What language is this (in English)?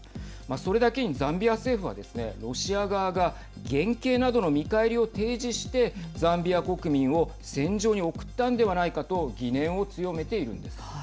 Japanese